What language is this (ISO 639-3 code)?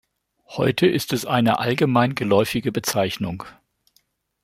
deu